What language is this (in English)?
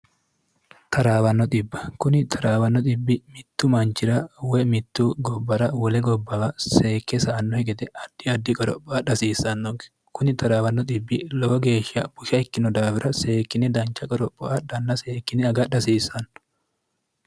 Sidamo